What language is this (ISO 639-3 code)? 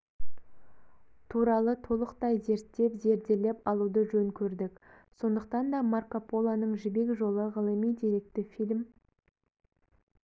kaz